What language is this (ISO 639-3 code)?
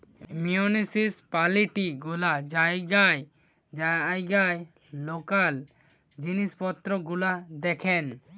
ben